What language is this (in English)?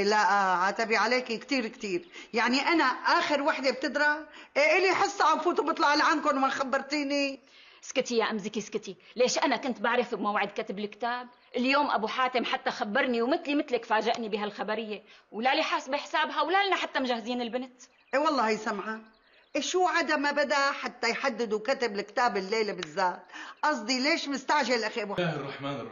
Arabic